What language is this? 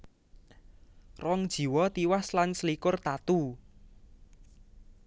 Javanese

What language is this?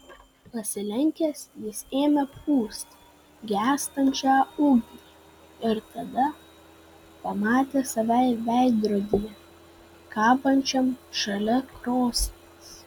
Lithuanian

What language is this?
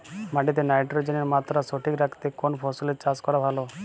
Bangla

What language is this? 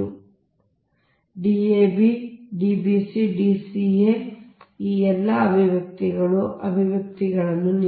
Kannada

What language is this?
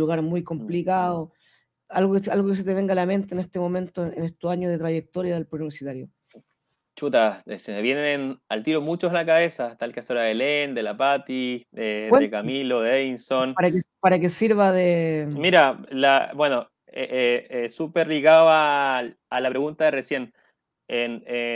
Spanish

